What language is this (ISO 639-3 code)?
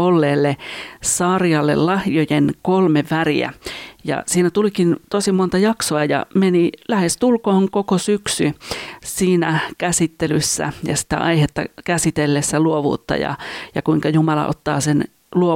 fin